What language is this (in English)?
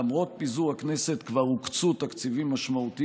Hebrew